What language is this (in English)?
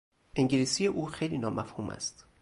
Persian